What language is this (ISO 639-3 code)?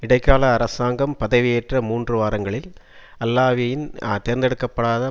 tam